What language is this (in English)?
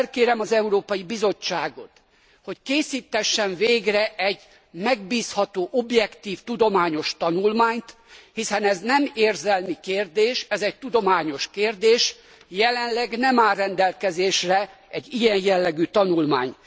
Hungarian